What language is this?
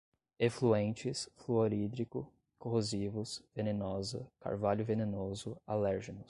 Portuguese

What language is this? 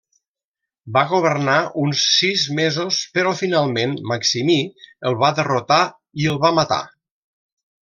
Catalan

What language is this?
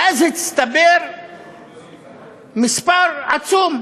Hebrew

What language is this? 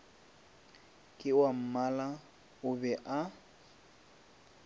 Northern Sotho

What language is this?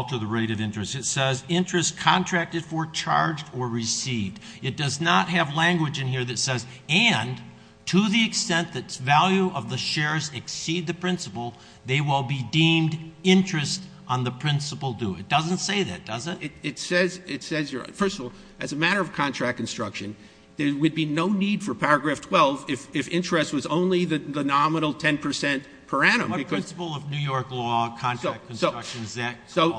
English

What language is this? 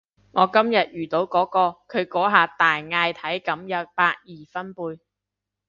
Cantonese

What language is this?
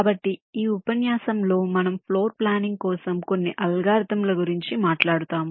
Telugu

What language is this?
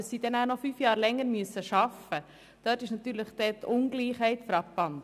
Swiss German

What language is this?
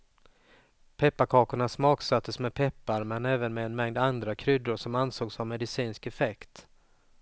Swedish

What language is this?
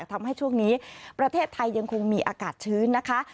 Thai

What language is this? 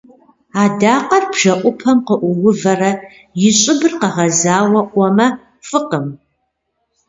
Kabardian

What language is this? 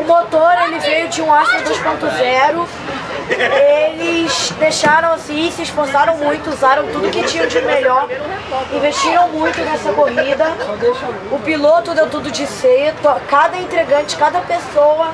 Portuguese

